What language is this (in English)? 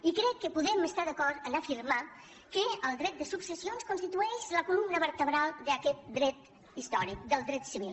Catalan